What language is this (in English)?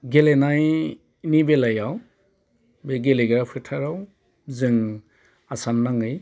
Bodo